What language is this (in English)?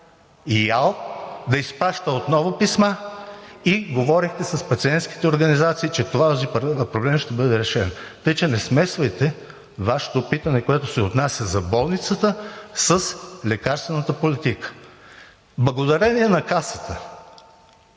Bulgarian